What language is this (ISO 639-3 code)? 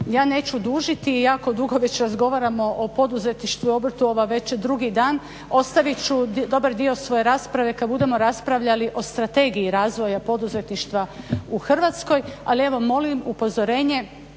hrv